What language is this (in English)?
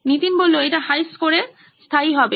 Bangla